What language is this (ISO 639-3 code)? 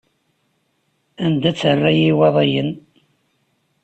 kab